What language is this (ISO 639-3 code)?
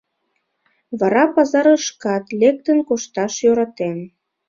chm